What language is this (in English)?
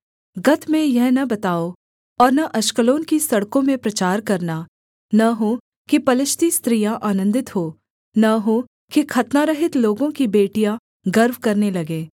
Hindi